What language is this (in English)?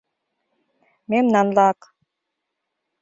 Mari